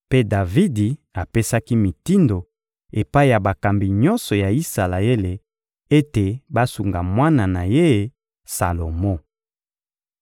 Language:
Lingala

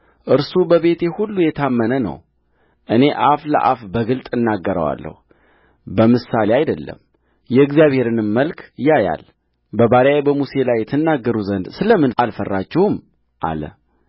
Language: Amharic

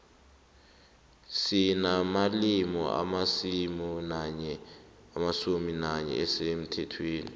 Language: South Ndebele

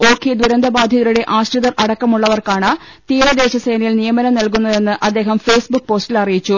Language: Malayalam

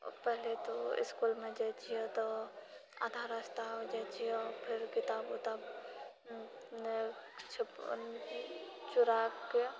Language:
Maithili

